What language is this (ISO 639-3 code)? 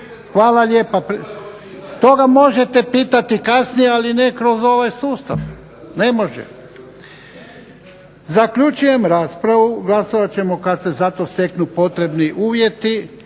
hrv